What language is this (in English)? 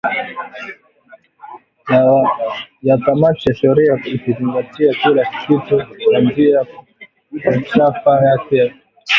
Swahili